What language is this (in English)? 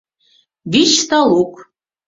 Mari